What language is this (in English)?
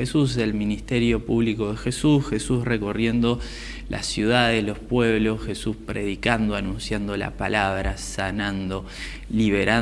Spanish